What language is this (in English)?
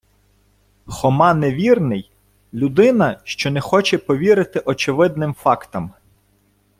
Ukrainian